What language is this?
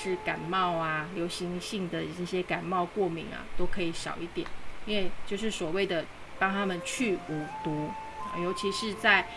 Chinese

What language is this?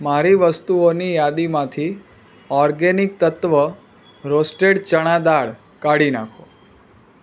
Gujarati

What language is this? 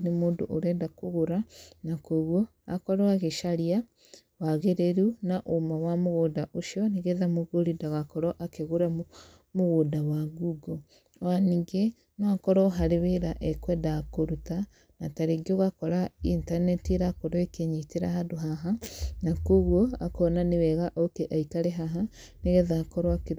Kikuyu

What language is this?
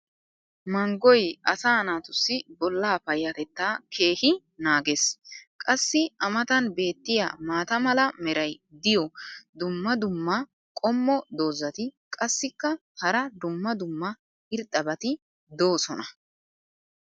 Wolaytta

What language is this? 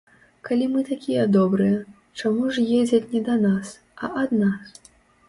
Belarusian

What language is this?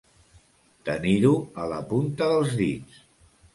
Catalan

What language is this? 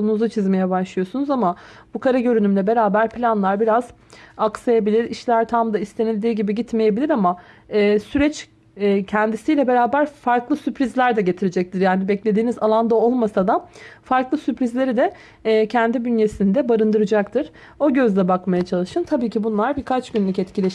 Turkish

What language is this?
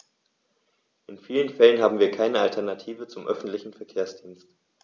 German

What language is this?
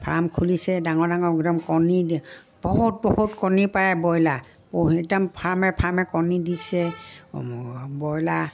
Assamese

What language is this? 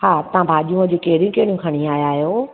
Sindhi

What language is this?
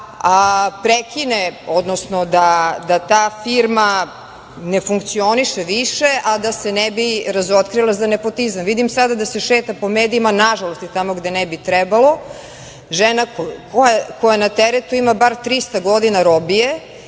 Serbian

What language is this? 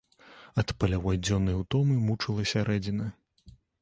Belarusian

